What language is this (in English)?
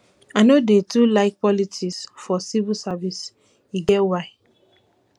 Nigerian Pidgin